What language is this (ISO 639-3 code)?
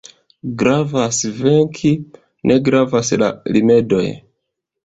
epo